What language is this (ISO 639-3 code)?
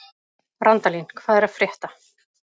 isl